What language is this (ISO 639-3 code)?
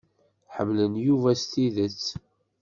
kab